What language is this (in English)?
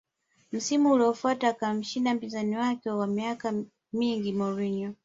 Swahili